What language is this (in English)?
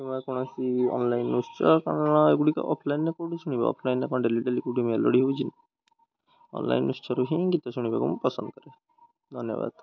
Odia